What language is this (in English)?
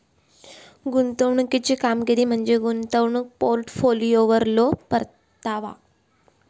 Marathi